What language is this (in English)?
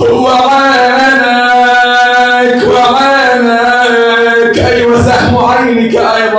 Arabic